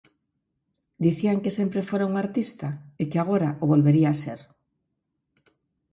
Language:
Galician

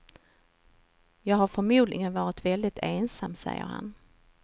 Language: Swedish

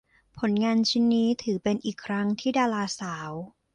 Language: Thai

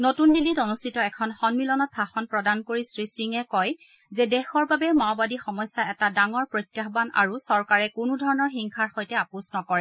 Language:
Assamese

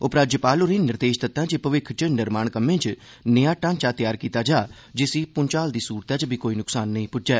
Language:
Dogri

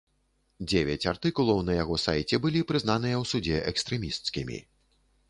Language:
Belarusian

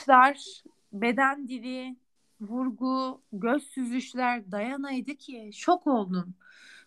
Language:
Turkish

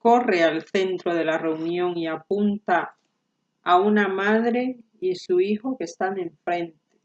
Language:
Spanish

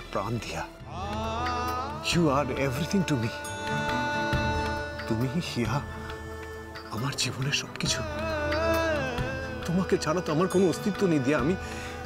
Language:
Turkish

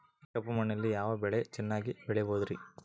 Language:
Kannada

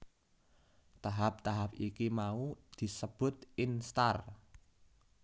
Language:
Javanese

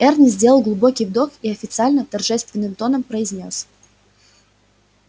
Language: Russian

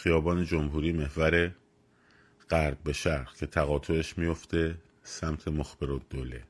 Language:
Persian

